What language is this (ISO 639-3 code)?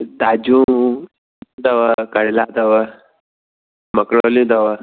snd